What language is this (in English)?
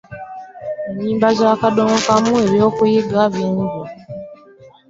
Ganda